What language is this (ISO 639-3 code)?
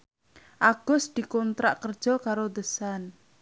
jav